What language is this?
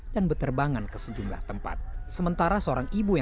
Indonesian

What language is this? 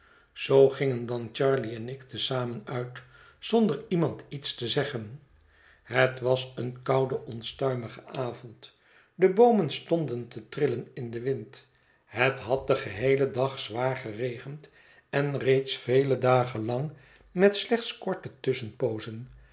Dutch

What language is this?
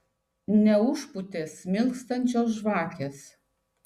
Lithuanian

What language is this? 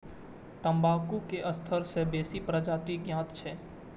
Maithili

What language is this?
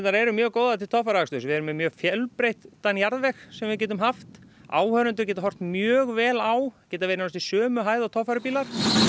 Icelandic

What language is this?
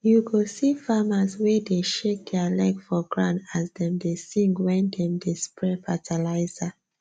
Nigerian Pidgin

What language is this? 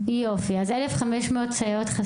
Hebrew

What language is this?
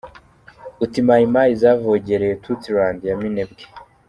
Kinyarwanda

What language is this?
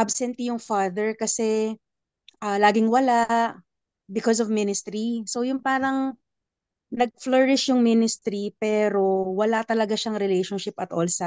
Filipino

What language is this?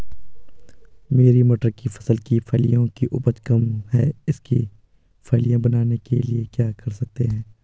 Hindi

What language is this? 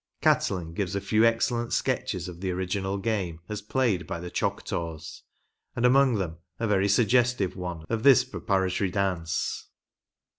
English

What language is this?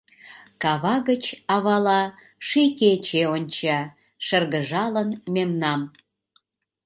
Mari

